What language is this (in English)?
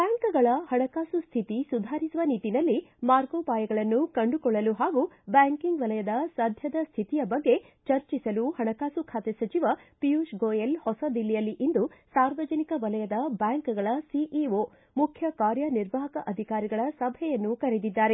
Kannada